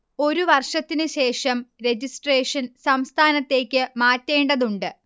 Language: Malayalam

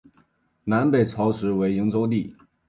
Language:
Chinese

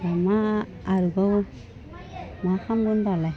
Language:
Bodo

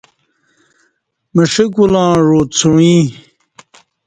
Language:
Kati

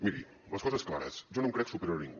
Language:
Catalan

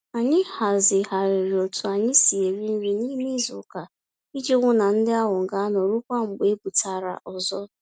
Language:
Igbo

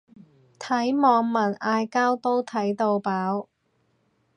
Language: Cantonese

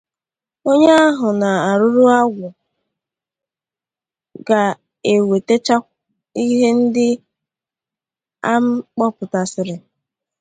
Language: Igbo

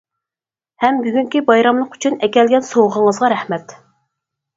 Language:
Uyghur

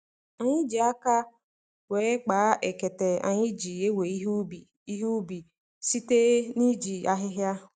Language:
Igbo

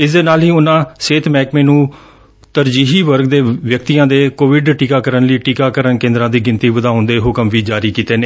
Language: Punjabi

